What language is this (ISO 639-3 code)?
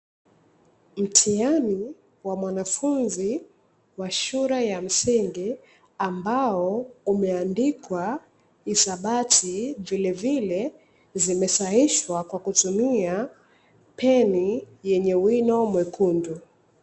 swa